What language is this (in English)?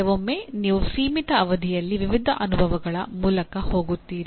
Kannada